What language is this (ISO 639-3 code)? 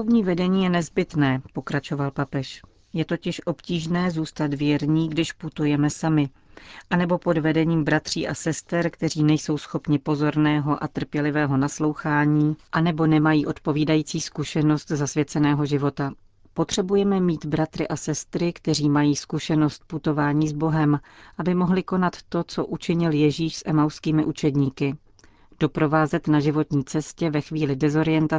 ces